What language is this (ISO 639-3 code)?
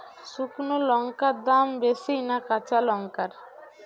ben